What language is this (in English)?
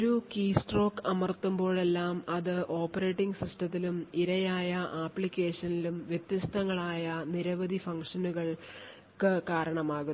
Malayalam